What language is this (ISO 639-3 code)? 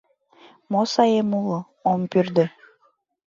chm